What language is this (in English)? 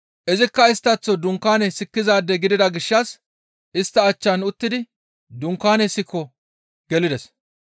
Gamo